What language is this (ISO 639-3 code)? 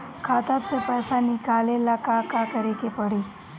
bho